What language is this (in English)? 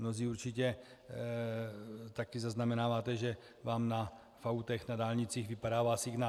Czech